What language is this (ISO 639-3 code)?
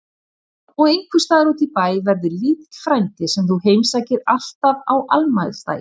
isl